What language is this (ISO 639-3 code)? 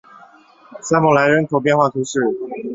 zho